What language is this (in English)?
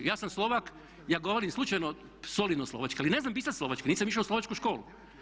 Croatian